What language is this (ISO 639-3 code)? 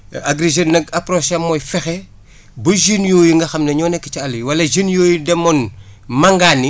wol